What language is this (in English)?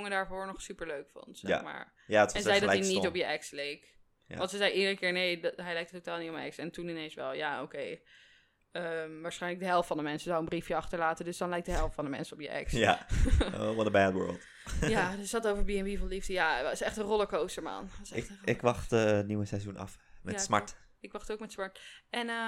Dutch